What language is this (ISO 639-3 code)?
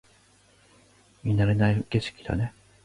jpn